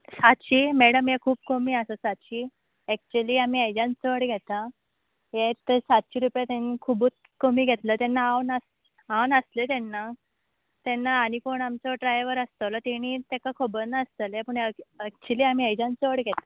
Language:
Konkani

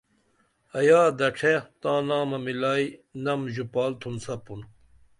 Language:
Dameli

